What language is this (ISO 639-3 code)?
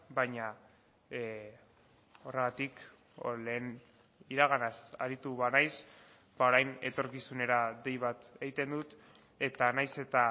eus